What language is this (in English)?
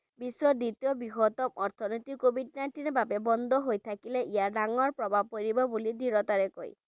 Bangla